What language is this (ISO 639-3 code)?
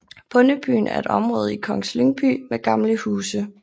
dan